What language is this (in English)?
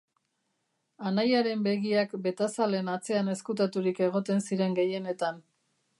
Basque